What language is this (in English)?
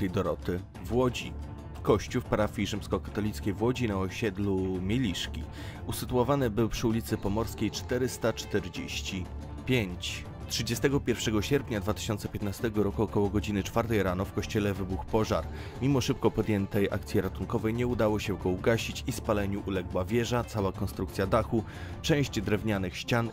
Polish